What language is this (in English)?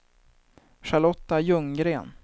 Swedish